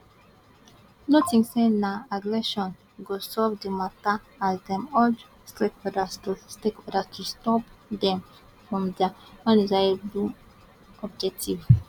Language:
Nigerian Pidgin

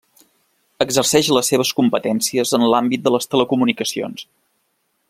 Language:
Catalan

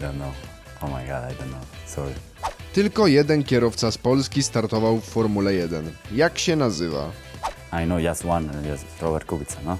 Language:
Polish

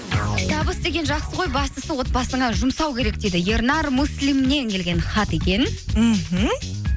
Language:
Kazakh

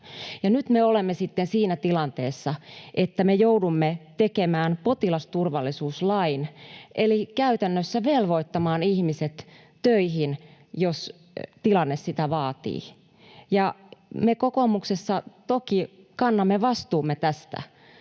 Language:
Finnish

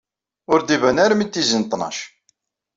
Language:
Kabyle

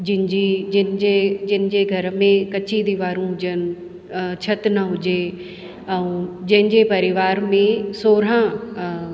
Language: Sindhi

